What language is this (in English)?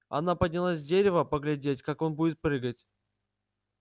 Russian